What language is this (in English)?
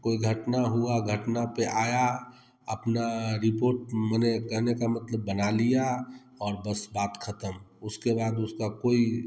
Hindi